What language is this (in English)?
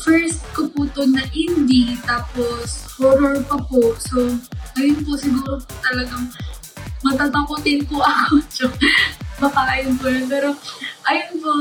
Filipino